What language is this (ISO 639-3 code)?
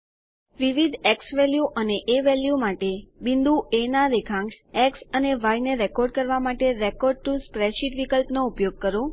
guj